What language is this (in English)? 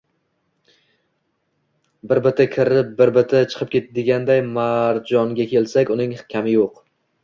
Uzbek